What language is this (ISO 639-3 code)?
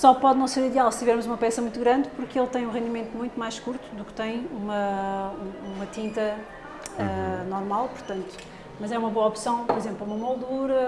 por